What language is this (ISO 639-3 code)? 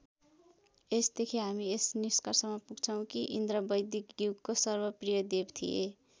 nep